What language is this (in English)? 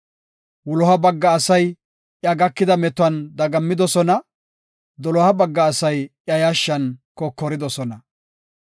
Gofa